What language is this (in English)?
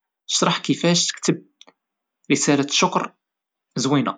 Moroccan Arabic